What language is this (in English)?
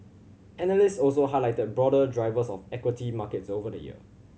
English